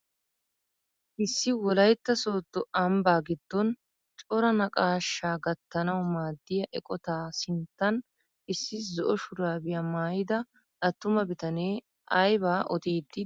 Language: Wolaytta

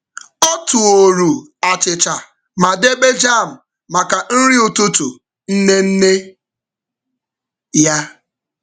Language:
Igbo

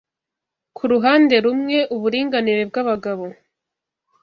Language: Kinyarwanda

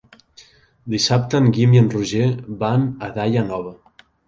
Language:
Catalan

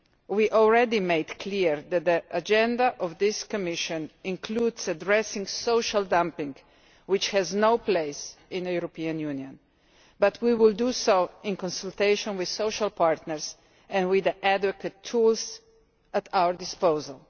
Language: English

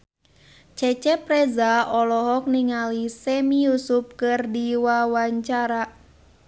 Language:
Sundanese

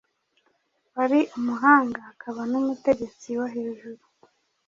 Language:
Kinyarwanda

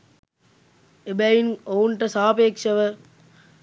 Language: Sinhala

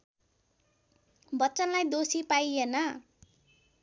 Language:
Nepali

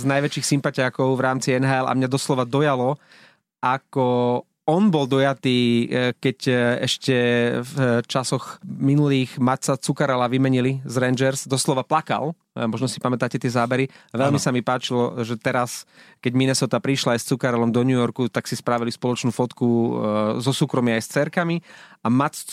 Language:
Slovak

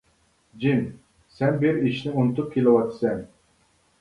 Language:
Uyghur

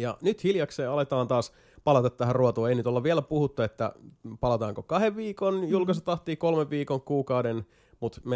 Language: Finnish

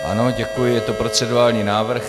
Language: Czech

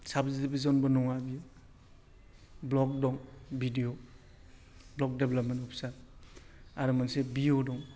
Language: Bodo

